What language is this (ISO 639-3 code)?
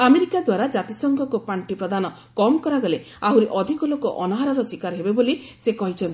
ori